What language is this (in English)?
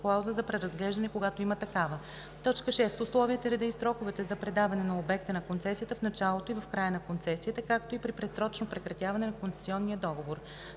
Bulgarian